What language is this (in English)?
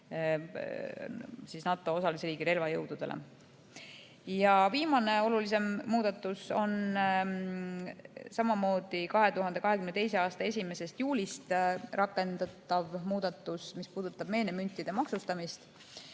Estonian